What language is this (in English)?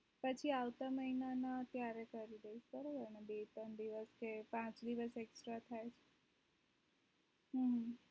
Gujarati